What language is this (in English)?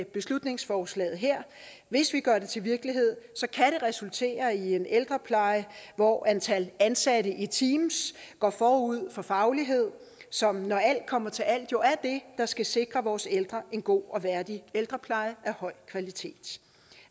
Danish